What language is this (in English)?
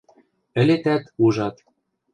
Western Mari